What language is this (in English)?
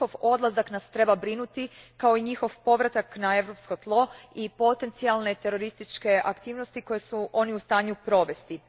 Croatian